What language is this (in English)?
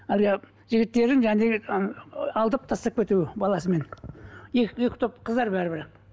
Kazakh